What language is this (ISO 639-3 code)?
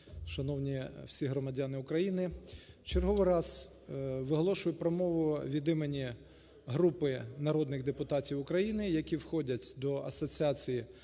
ukr